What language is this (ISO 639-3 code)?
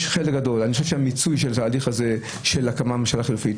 heb